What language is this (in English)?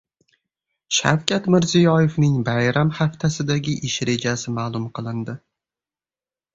Uzbek